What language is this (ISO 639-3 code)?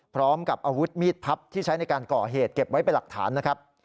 tha